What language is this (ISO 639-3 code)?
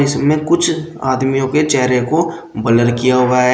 hin